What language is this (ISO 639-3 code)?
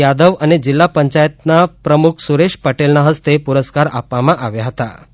guj